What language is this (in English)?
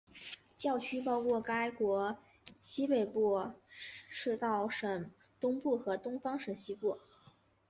Chinese